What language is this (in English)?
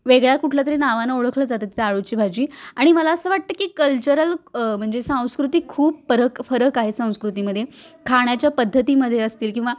Marathi